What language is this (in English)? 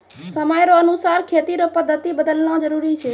Maithili